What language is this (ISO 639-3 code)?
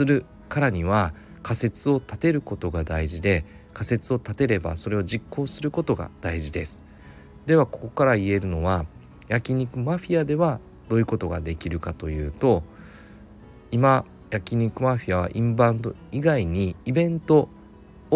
jpn